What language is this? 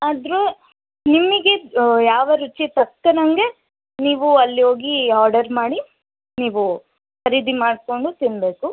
Kannada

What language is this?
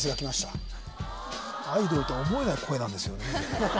Japanese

